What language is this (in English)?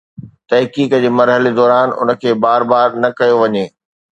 Sindhi